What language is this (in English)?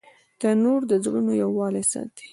Pashto